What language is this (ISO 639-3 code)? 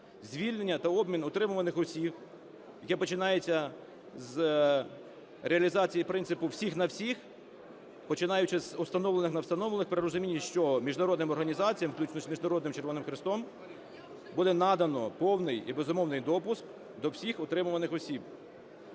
ukr